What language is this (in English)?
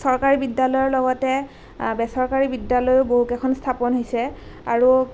Assamese